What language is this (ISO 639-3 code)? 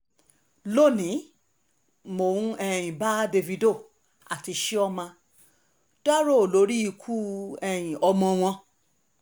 yor